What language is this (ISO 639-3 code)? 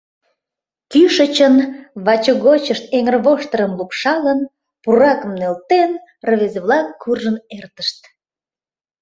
chm